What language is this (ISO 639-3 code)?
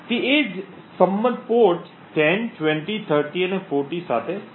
guj